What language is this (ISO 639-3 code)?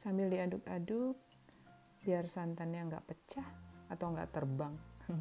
ind